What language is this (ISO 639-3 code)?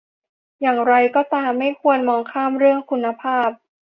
tha